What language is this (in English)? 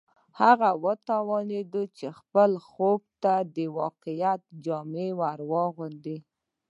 Pashto